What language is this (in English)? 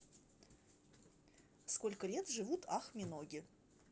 Russian